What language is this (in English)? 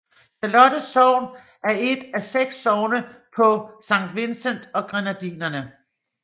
Danish